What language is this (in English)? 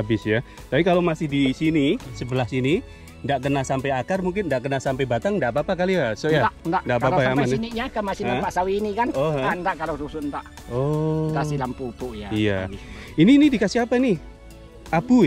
Indonesian